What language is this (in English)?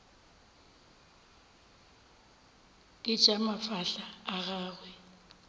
Northern Sotho